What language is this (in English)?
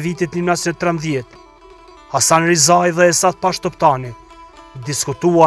Romanian